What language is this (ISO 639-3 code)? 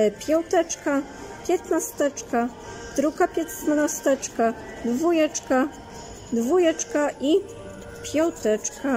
pol